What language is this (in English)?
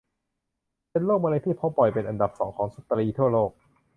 Thai